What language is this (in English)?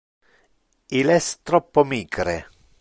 Interlingua